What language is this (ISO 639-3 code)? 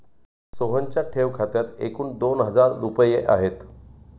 mar